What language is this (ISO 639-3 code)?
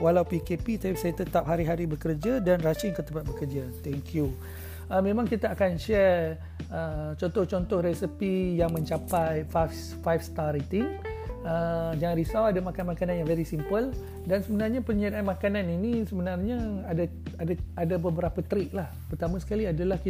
msa